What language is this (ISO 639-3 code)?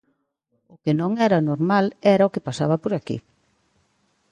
glg